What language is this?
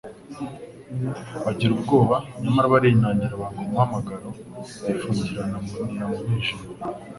Kinyarwanda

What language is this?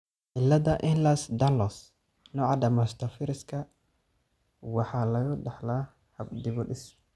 Somali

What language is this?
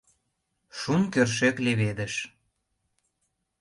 Mari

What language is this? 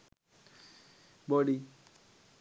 Sinhala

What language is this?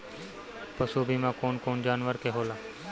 Bhojpuri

